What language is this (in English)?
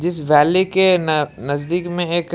Hindi